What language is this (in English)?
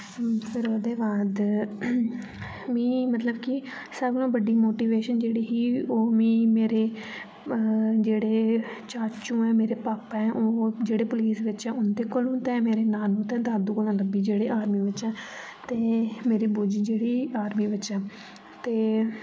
Dogri